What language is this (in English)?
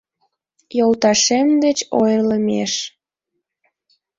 Mari